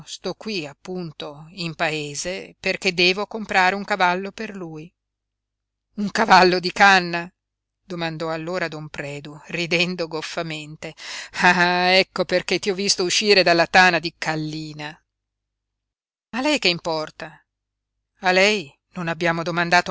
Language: Italian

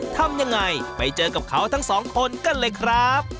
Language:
Thai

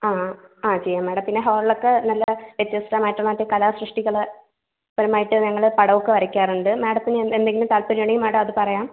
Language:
Malayalam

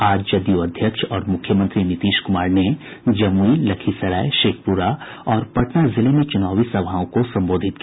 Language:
Hindi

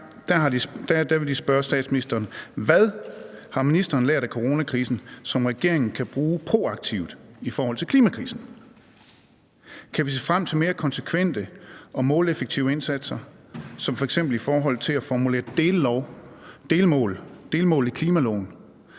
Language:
Danish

